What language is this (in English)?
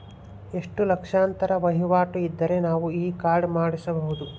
Kannada